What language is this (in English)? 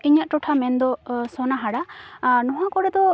Santali